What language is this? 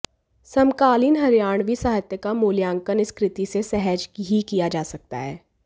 Hindi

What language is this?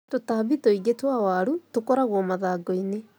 Kikuyu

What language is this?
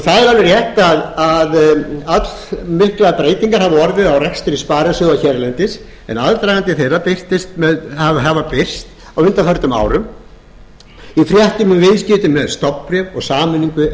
Icelandic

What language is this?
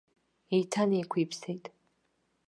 Abkhazian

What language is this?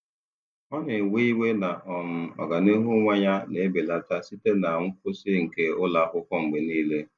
Igbo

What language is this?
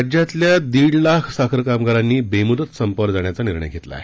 Marathi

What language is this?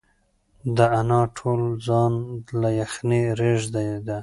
Pashto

